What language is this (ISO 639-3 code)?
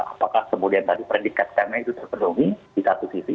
ind